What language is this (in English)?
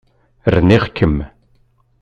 Kabyle